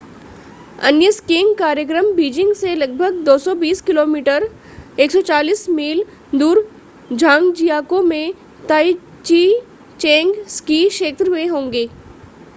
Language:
Hindi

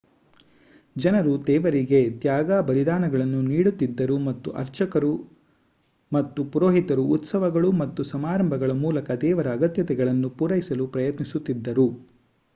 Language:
Kannada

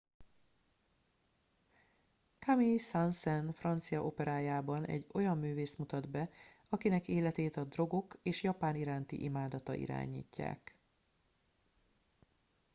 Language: Hungarian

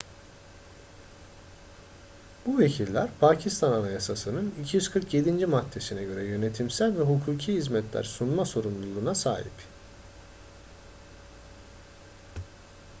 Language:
Turkish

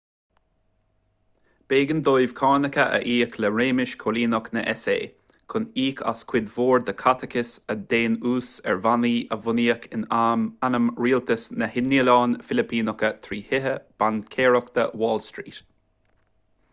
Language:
Irish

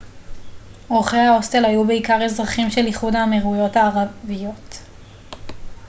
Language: Hebrew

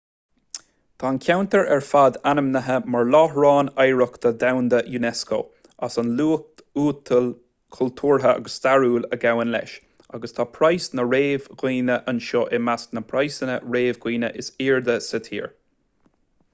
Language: Irish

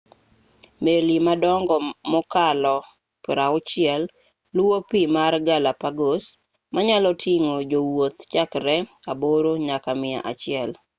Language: Luo (Kenya and Tanzania)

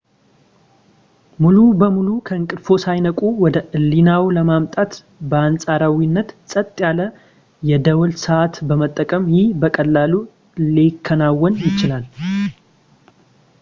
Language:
Amharic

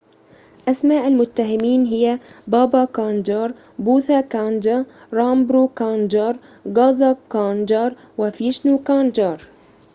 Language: Arabic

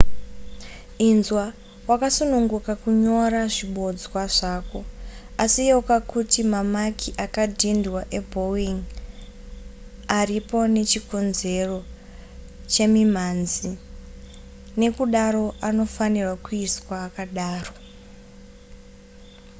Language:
Shona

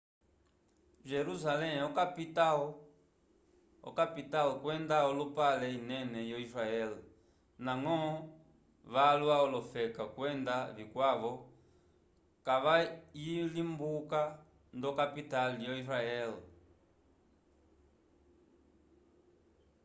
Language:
Umbundu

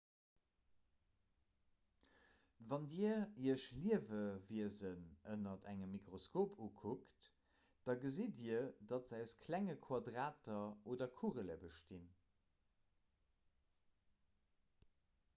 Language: Luxembourgish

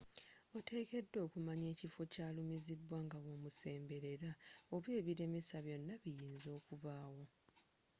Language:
Ganda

